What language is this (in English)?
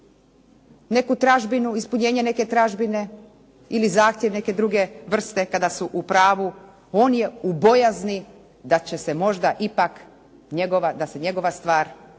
Croatian